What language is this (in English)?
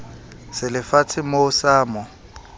Southern Sotho